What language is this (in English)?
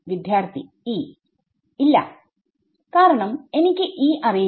Malayalam